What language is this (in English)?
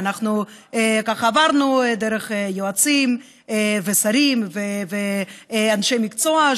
Hebrew